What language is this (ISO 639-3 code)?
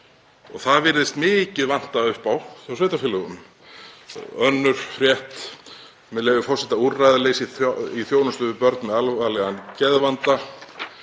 isl